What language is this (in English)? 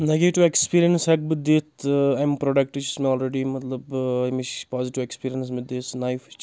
Kashmiri